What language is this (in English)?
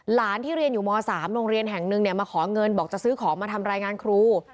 Thai